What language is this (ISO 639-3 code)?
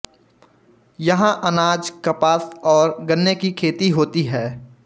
hin